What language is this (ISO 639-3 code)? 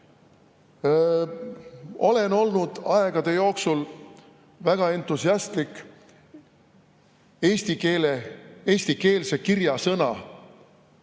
est